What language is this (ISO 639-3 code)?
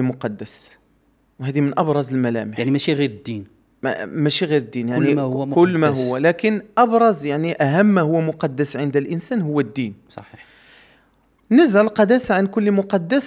ara